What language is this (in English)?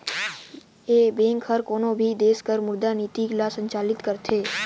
Chhattisgarhi